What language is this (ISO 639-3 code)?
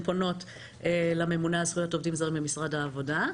heb